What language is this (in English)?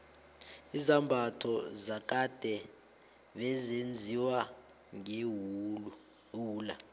South Ndebele